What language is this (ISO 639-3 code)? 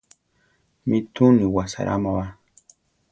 tar